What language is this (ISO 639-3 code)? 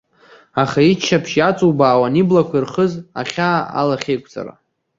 abk